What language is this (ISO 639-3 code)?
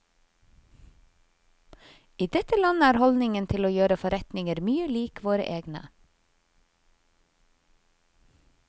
nor